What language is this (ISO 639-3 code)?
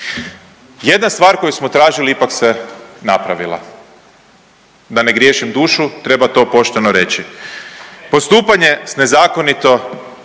hrv